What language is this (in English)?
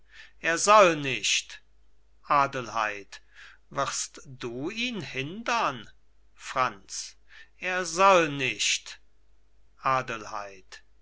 German